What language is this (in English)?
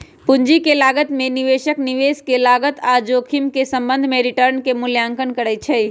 Magahi